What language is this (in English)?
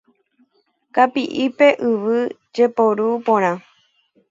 Guarani